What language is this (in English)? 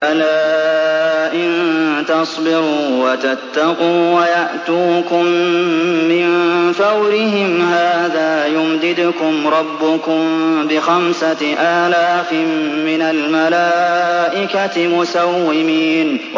Arabic